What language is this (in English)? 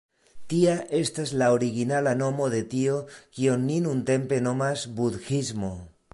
Esperanto